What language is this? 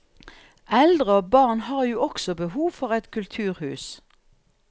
Norwegian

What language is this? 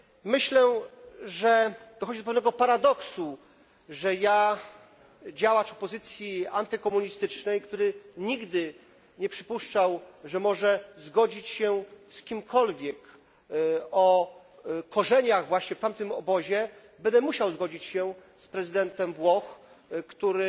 Polish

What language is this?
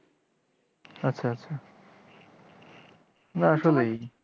Bangla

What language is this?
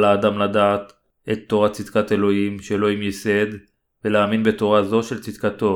Hebrew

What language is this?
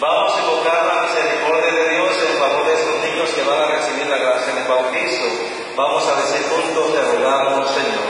Spanish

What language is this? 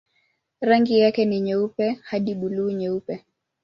Swahili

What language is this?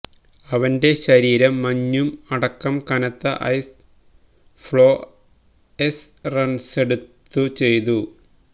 Malayalam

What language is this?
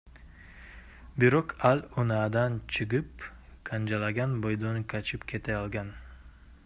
Kyrgyz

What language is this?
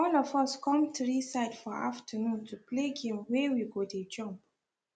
Nigerian Pidgin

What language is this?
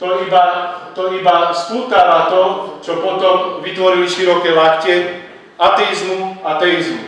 Slovak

